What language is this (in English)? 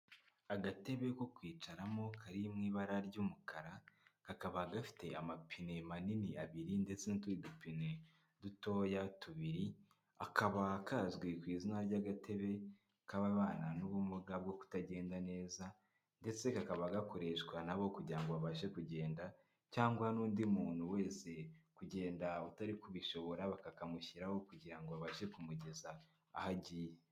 Kinyarwanda